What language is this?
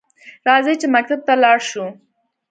Pashto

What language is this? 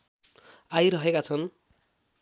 Nepali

